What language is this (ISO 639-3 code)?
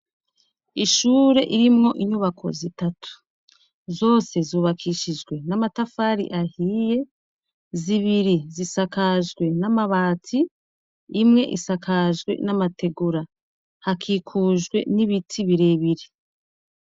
run